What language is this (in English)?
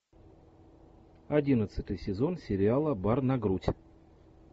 Russian